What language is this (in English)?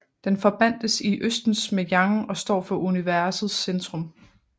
Danish